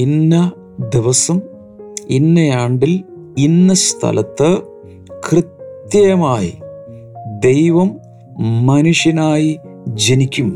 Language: Malayalam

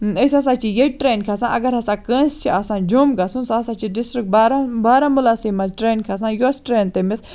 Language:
Kashmiri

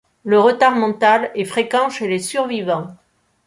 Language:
French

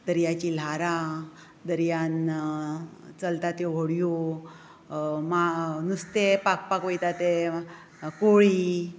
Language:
Konkani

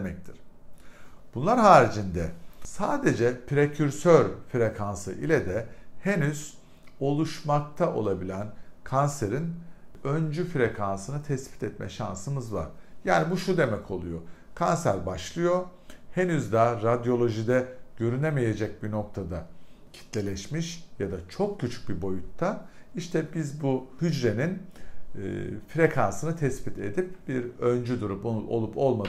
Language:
Turkish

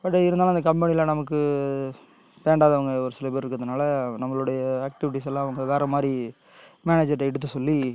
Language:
Tamil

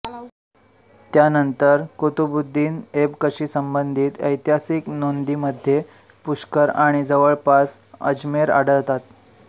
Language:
Marathi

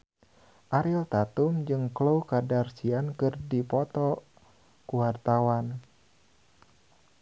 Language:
Sundanese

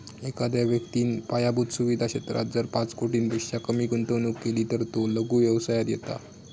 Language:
Marathi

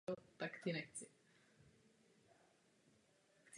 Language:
Czech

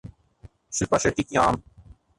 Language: Urdu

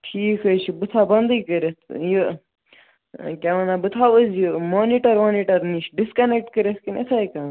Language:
Kashmiri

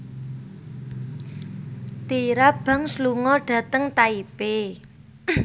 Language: Javanese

